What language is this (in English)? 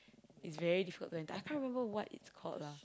English